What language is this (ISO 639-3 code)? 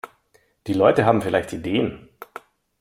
deu